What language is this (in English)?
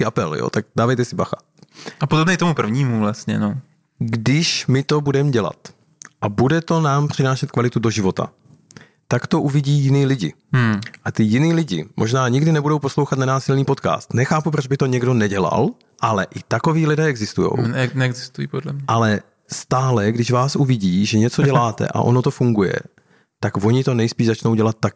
Czech